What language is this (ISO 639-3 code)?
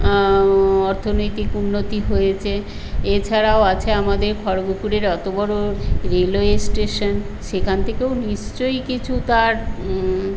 ben